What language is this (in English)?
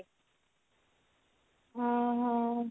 Odia